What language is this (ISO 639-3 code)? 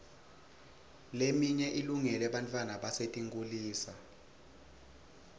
ssw